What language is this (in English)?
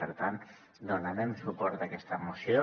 Catalan